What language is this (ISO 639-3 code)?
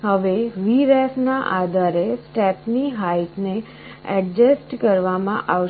guj